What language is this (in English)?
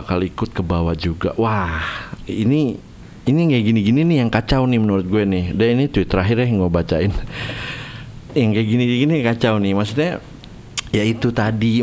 Indonesian